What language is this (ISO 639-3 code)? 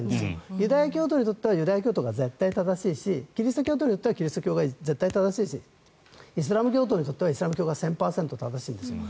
jpn